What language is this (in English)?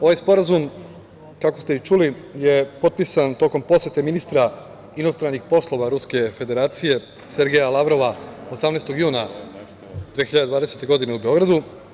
Serbian